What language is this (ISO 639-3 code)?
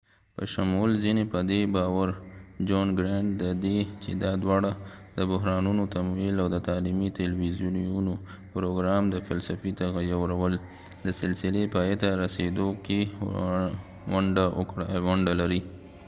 pus